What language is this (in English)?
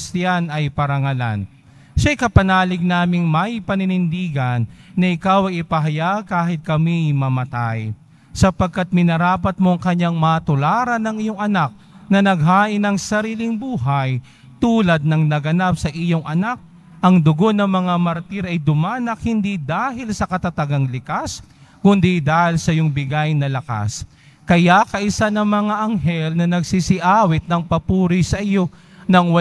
Filipino